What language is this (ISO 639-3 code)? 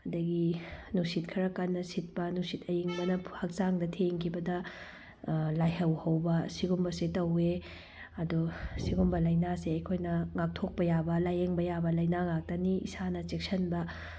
mni